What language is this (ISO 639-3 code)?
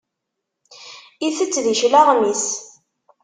kab